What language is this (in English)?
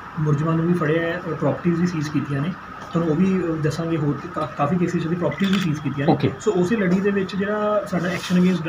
Punjabi